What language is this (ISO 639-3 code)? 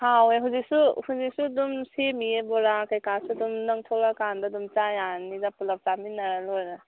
mni